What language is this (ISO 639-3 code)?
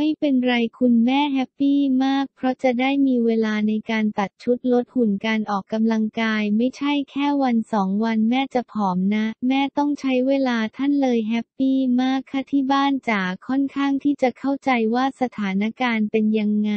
tha